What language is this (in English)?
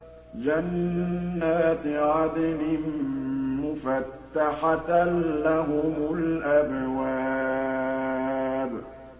Arabic